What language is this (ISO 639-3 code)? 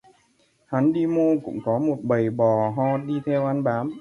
vie